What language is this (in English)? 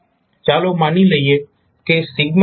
Gujarati